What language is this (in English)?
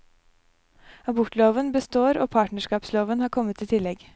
Norwegian